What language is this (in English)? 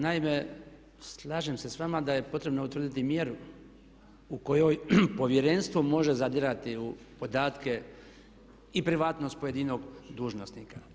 Croatian